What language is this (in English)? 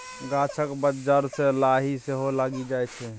Maithili